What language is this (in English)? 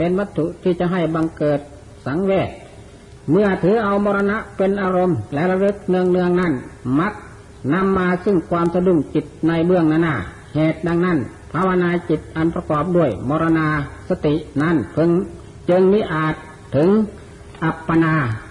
Thai